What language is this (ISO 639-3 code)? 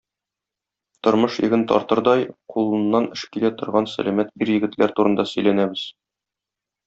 tat